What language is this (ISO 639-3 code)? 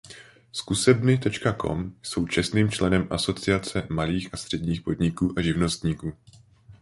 ces